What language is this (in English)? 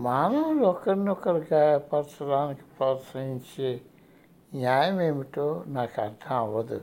Telugu